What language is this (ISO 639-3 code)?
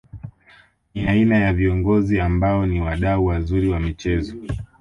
swa